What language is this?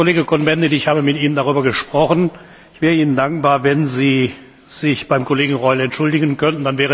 German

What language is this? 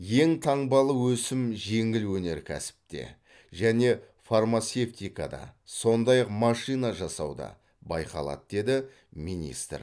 Kazakh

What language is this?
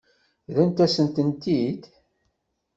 Kabyle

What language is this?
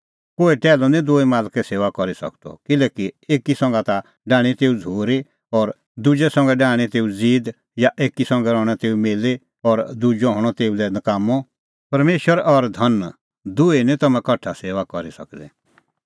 Kullu Pahari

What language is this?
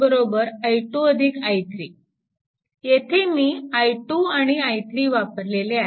Marathi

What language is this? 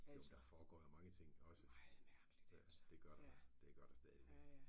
Danish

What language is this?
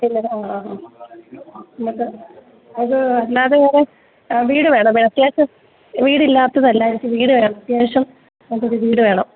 Malayalam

